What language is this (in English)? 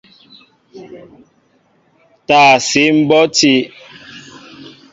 Mbo (Cameroon)